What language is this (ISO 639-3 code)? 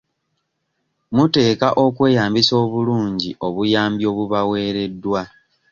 lug